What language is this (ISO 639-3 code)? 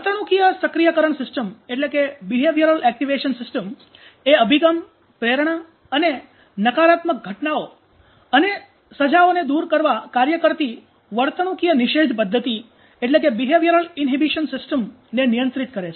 guj